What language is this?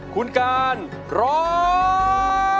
Thai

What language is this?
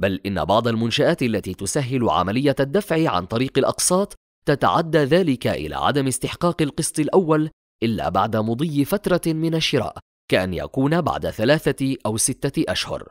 Arabic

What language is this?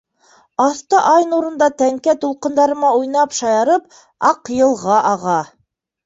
Bashkir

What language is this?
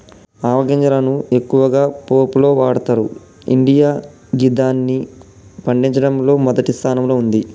Telugu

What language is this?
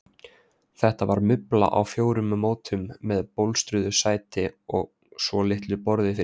Icelandic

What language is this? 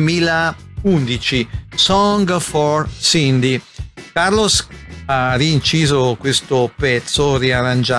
Italian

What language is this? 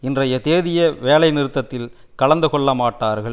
Tamil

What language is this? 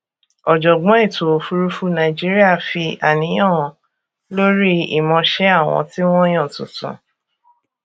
Yoruba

